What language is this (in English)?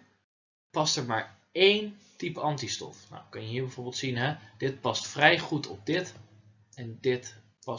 Dutch